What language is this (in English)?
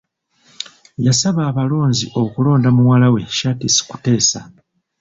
Ganda